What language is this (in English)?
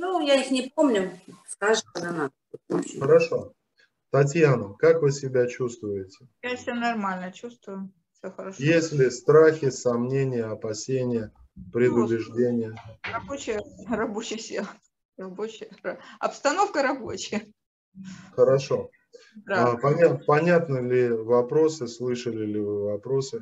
Russian